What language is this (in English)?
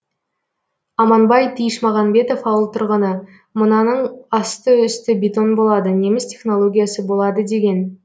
Kazakh